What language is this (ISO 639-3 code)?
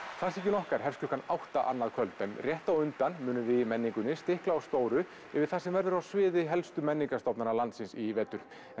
isl